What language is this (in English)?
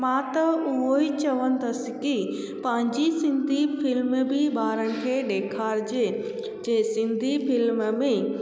Sindhi